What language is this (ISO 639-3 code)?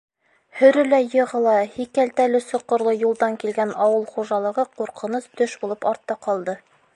bak